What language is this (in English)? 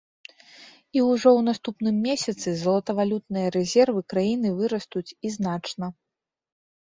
Belarusian